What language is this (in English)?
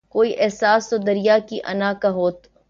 Urdu